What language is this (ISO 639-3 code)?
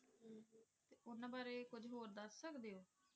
pan